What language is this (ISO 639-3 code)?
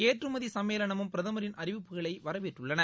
tam